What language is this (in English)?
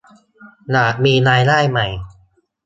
Thai